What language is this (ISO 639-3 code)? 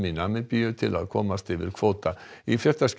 isl